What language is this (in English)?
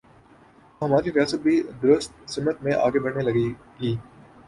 Urdu